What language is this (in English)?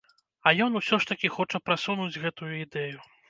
Belarusian